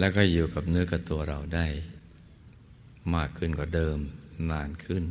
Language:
Thai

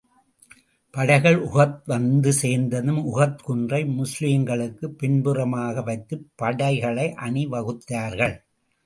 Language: Tamil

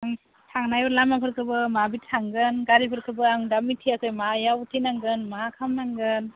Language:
Bodo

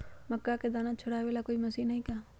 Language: Magahi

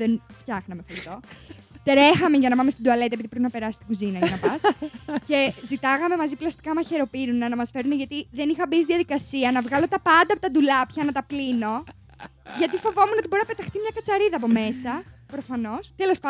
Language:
Greek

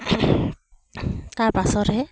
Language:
Assamese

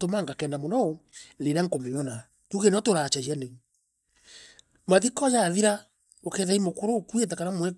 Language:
Meru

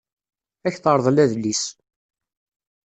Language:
Kabyle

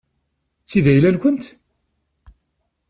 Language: Kabyle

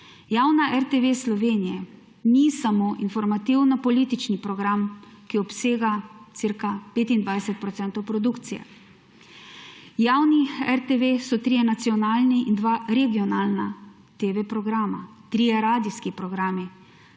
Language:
Slovenian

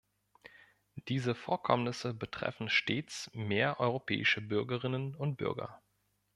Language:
German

